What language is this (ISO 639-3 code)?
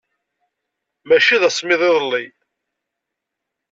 kab